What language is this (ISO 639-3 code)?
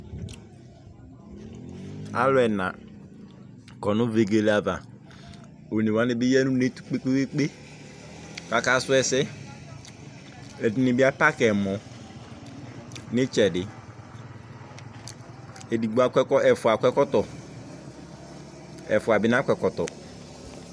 kpo